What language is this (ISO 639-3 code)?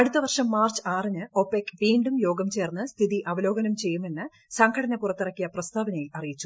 mal